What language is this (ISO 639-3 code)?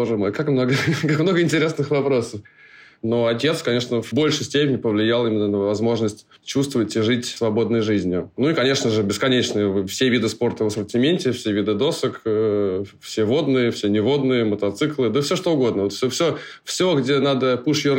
rus